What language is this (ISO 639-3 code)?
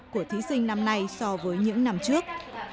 vie